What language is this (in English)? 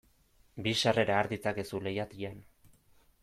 Basque